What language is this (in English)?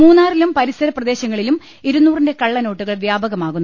Malayalam